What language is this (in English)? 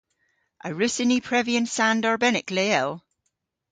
Cornish